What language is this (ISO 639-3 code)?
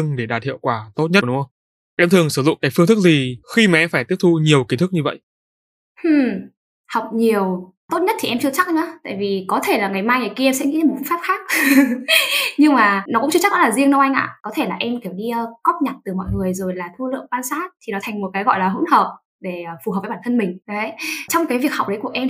vie